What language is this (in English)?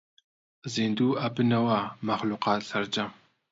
Central Kurdish